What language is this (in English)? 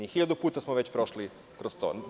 Serbian